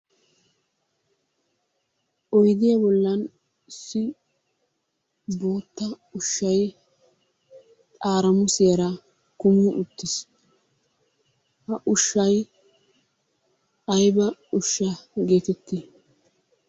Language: Wolaytta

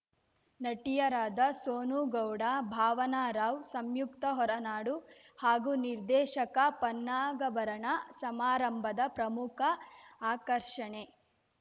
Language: Kannada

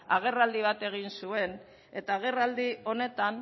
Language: Basque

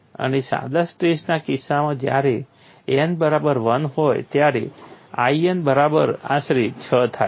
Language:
Gujarati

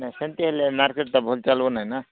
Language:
Odia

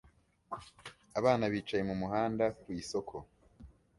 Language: Kinyarwanda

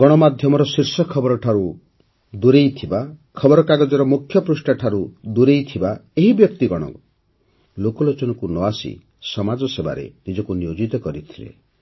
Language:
Odia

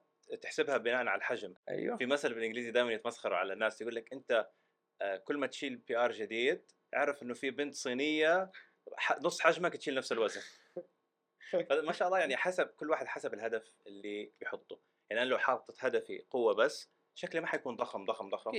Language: Arabic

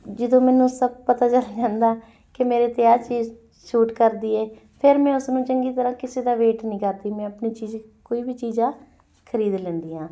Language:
Punjabi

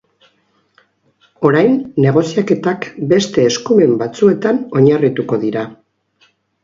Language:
Basque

